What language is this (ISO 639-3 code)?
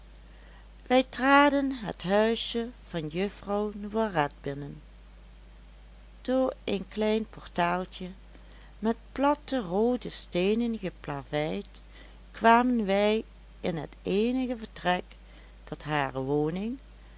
nld